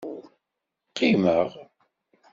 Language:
Kabyle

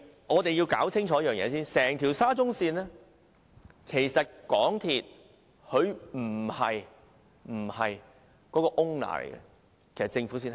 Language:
Cantonese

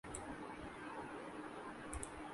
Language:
Urdu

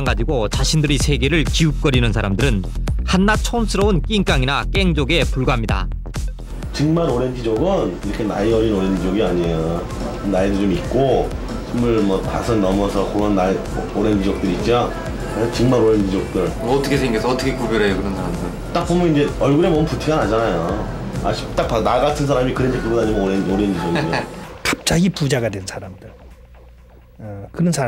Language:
Korean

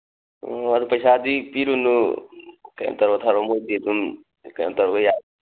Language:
Manipuri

